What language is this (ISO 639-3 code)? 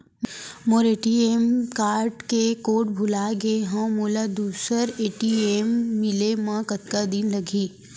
hne